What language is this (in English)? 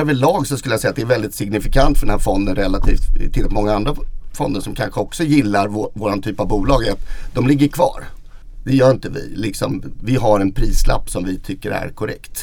Swedish